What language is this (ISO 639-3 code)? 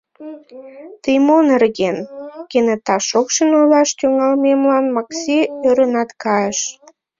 chm